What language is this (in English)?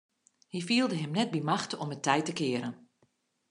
Western Frisian